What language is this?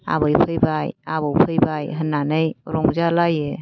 Bodo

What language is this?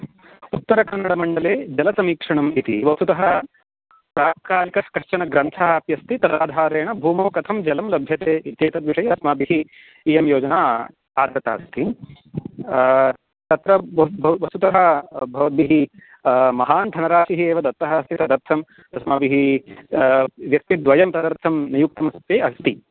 Sanskrit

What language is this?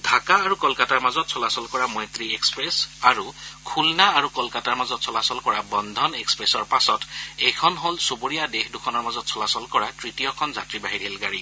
Assamese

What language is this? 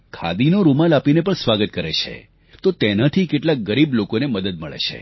Gujarati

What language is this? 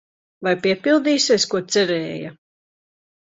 Latvian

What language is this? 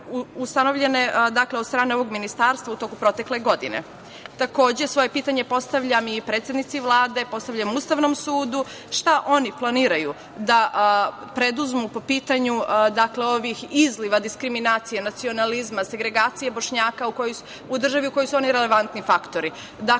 Serbian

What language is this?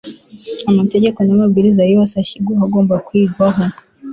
Kinyarwanda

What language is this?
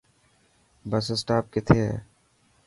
Dhatki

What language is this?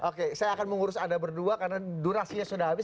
Indonesian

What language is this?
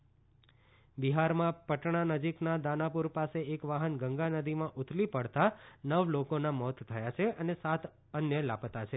Gujarati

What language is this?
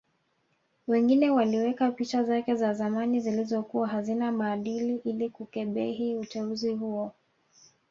Swahili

